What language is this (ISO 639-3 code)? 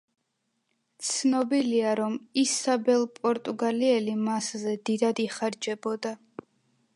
kat